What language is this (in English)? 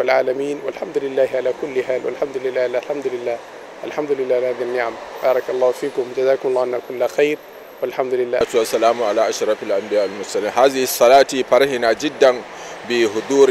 Arabic